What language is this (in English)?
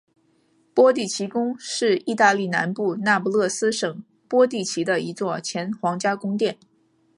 Chinese